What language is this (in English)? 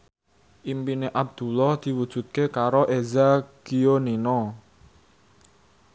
Javanese